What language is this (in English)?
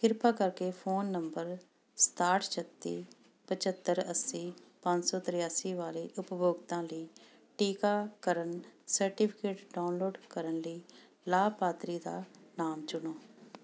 Punjabi